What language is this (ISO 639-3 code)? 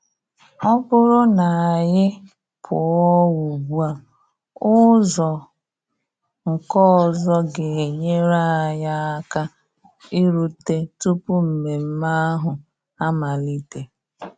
ibo